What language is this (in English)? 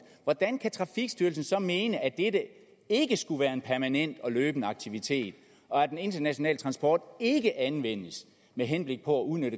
Danish